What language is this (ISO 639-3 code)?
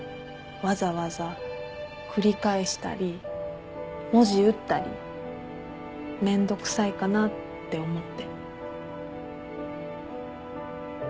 jpn